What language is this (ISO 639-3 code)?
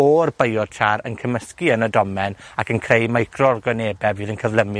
cym